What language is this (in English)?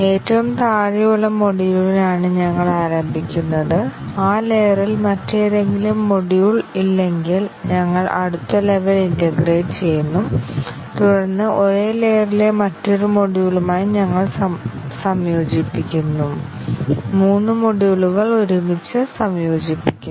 Malayalam